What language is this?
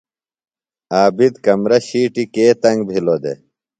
Phalura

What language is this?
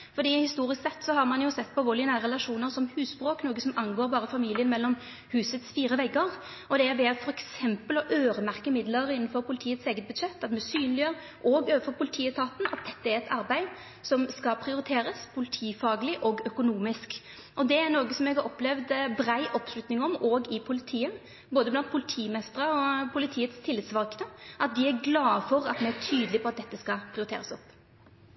Norwegian Nynorsk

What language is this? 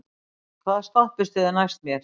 Icelandic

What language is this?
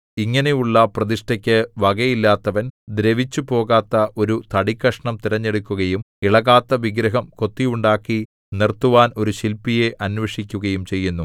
Malayalam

